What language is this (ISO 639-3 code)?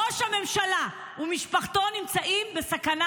heb